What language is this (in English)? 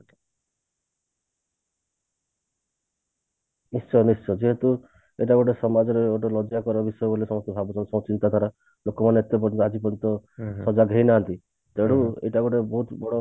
Odia